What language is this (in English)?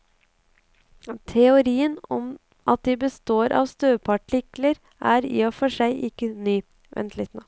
Norwegian